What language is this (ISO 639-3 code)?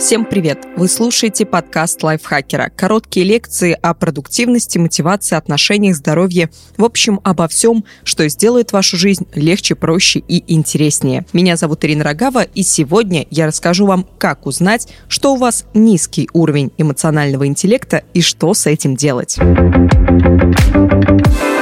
rus